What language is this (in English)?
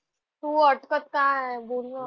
Marathi